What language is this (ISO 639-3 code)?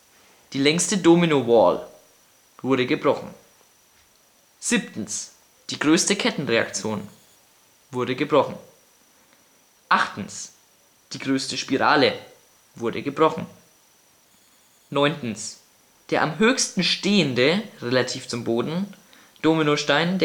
deu